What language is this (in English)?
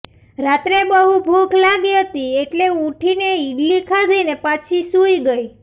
Gujarati